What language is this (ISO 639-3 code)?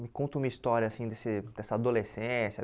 por